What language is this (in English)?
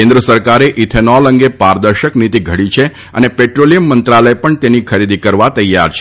Gujarati